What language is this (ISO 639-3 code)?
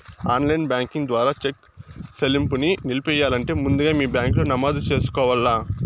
tel